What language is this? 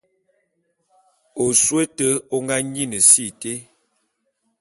Bulu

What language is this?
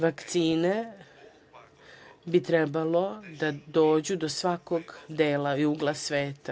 Serbian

